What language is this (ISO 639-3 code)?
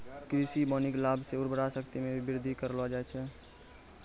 mai